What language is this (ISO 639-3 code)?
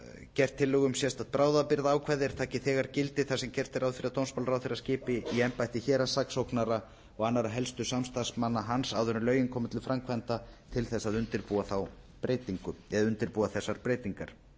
isl